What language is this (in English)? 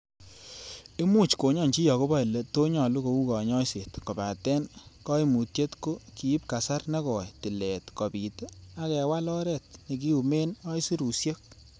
Kalenjin